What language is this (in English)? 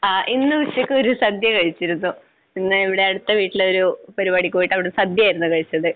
Malayalam